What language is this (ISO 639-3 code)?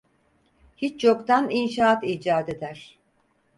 tur